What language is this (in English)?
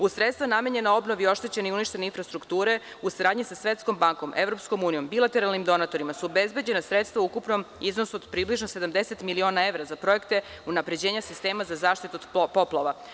Serbian